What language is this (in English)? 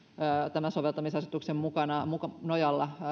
Finnish